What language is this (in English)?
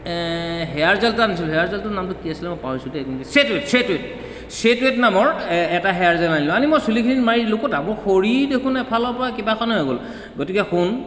Assamese